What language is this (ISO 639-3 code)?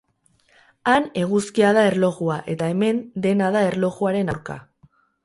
eus